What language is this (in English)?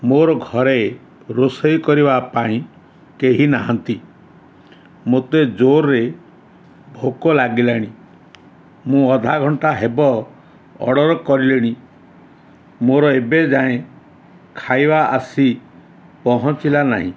Odia